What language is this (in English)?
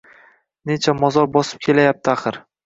Uzbek